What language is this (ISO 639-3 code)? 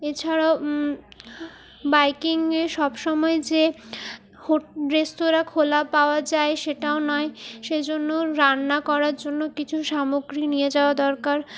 ben